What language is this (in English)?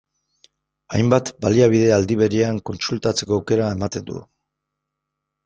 Basque